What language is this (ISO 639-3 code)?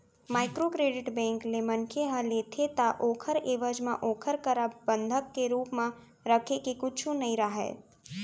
hne